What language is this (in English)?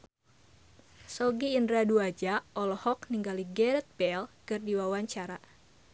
Sundanese